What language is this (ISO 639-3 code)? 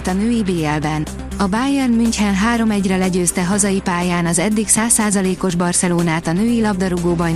hun